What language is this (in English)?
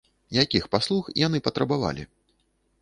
Belarusian